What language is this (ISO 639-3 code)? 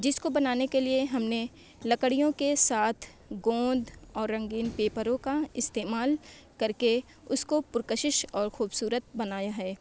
urd